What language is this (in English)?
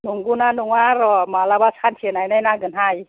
Bodo